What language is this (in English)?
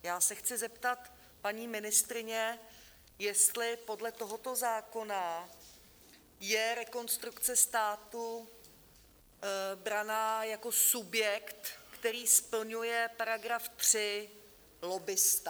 Czech